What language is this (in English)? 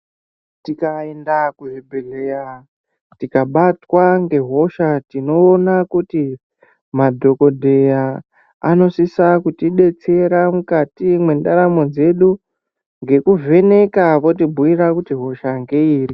Ndau